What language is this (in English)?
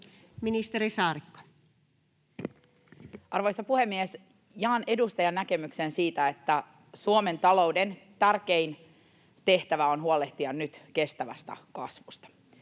Finnish